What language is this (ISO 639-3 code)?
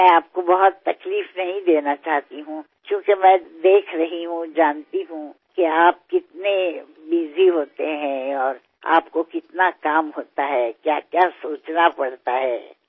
mar